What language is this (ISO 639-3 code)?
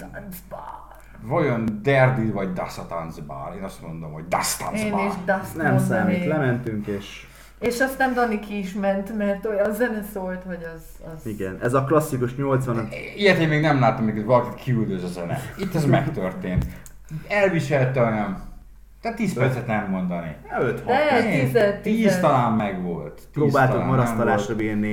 hun